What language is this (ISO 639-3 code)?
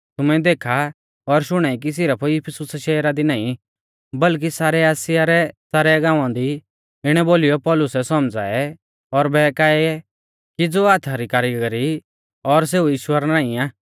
bfz